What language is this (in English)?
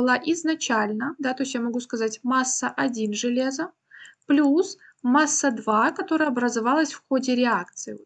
Russian